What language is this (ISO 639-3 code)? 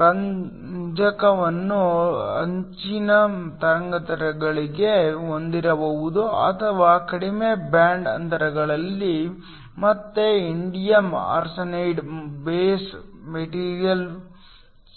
kan